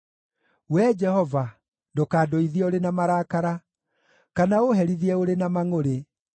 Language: Kikuyu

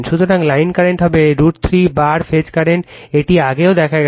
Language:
Bangla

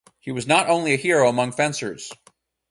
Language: English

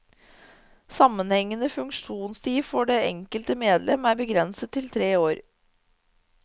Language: Norwegian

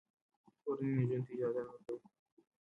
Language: Pashto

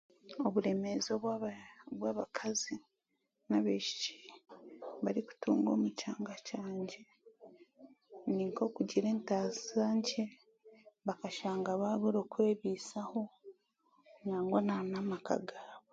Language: Chiga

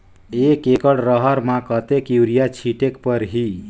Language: Chhattisgarhi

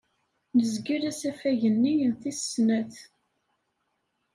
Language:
Kabyle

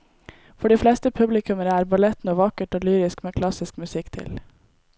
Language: Norwegian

